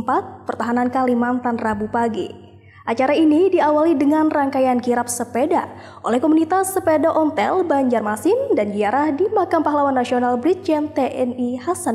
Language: Indonesian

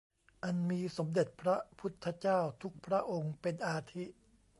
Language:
Thai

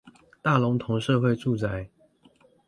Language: Chinese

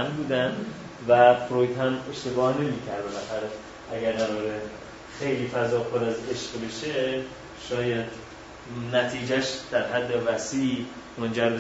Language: Persian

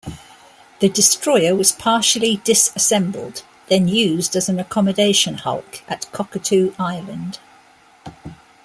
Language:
English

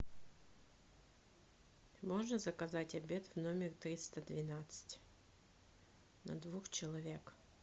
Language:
Russian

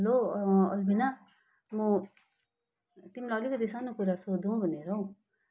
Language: Nepali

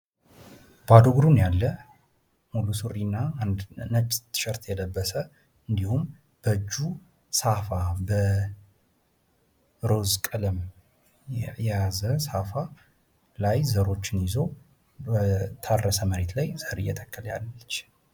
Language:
Amharic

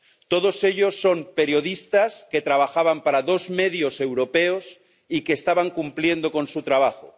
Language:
Spanish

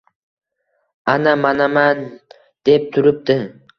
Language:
Uzbek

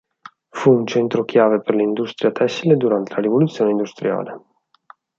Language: Italian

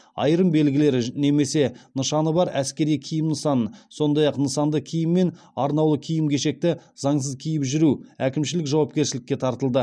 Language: Kazakh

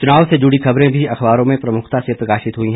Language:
Hindi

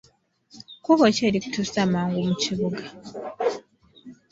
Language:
Ganda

